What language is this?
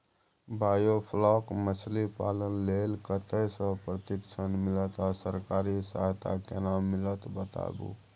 Maithili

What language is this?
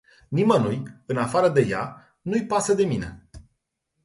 Romanian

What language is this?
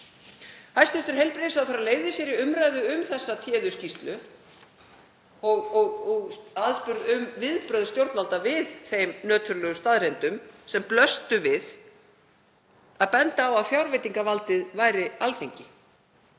Icelandic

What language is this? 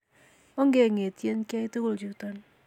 Kalenjin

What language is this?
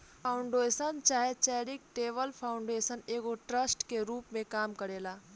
Bhojpuri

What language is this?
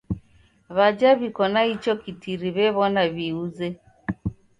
Taita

